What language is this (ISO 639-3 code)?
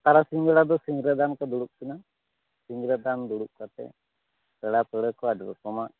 sat